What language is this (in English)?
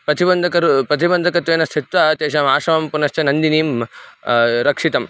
Sanskrit